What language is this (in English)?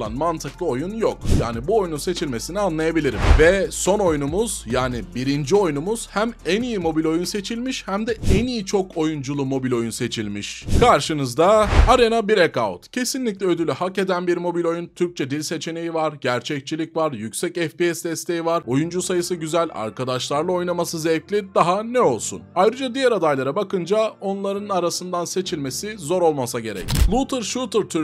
Turkish